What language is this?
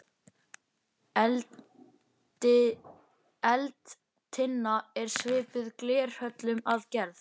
Icelandic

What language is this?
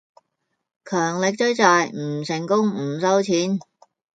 Cantonese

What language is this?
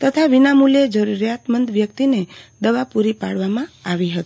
Gujarati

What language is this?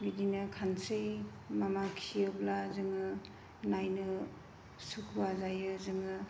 Bodo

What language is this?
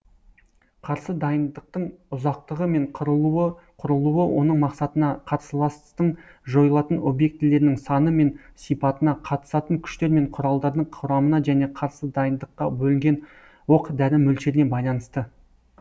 Kazakh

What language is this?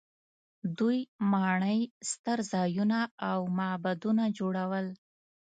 Pashto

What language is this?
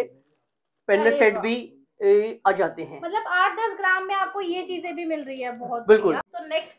Hindi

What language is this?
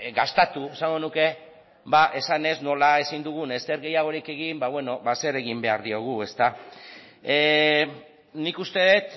Basque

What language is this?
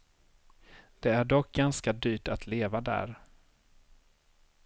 Swedish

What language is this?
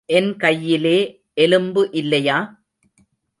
Tamil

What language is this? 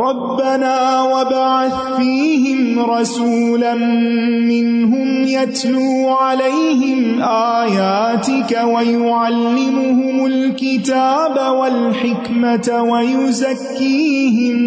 Urdu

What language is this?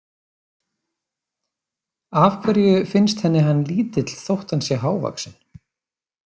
Icelandic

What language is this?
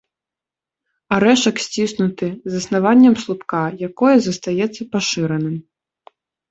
Belarusian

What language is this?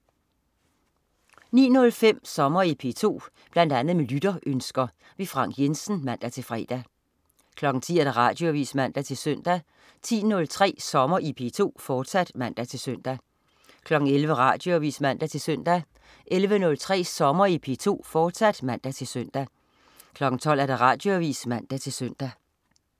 Danish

